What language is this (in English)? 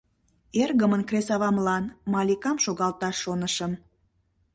Mari